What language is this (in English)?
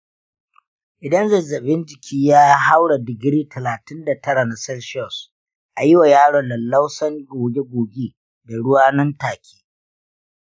Hausa